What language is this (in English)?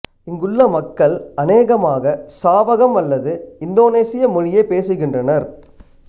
Tamil